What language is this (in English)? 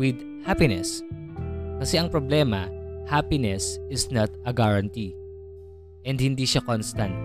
Filipino